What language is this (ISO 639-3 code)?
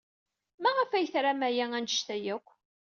kab